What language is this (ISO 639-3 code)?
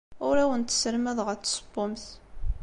kab